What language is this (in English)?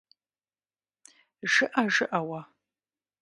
Kabardian